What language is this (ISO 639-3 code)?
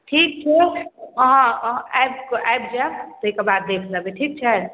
mai